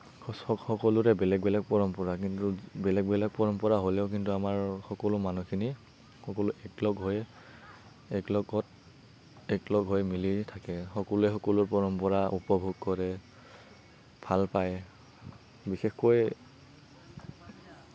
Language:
Assamese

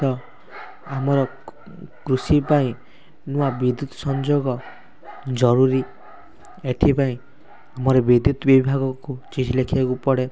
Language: Odia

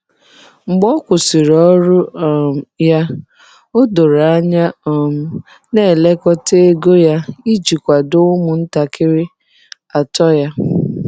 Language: Igbo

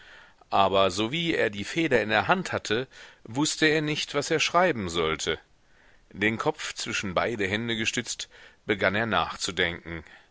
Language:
German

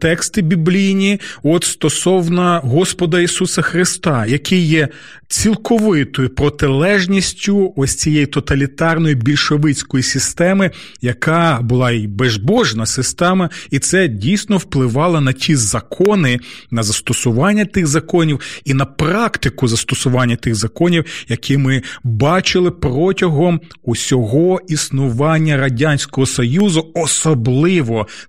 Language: Ukrainian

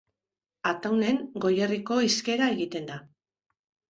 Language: Basque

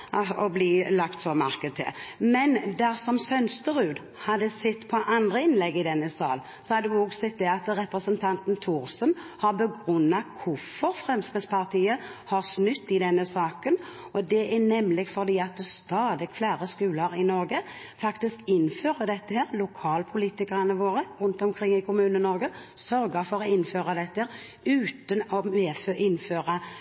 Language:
Norwegian Bokmål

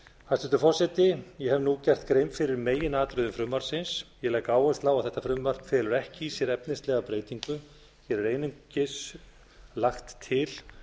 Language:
Icelandic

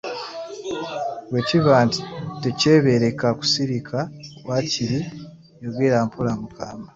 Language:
Ganda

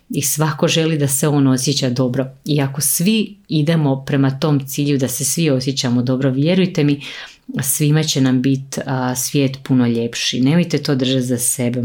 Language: Croatian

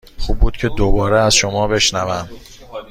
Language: Persian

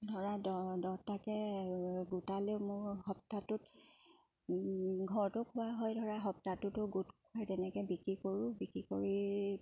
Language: Assamese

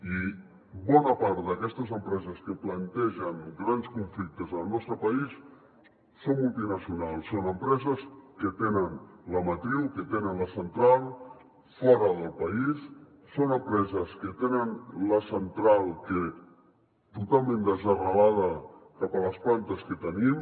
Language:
Catalan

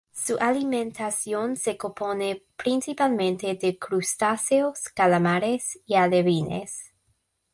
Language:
Spanish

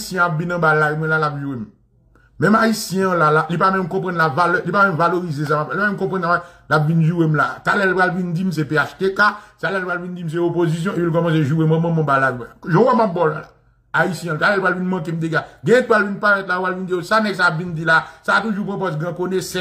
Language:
French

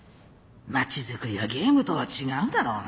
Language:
Japanese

